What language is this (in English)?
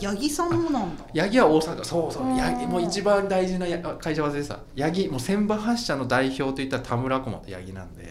Japanese